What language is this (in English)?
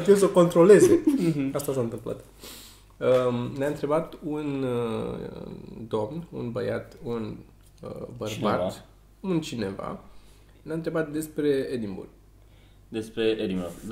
Romanian